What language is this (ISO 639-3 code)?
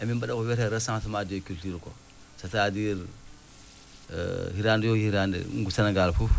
ful